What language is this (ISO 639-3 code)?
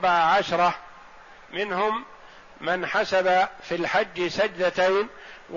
ara